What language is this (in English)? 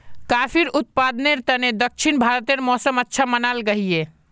Magahi